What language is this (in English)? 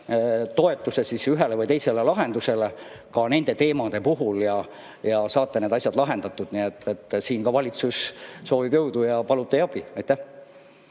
Estonian